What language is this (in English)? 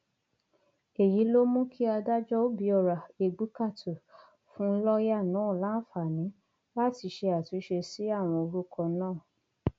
Yoruba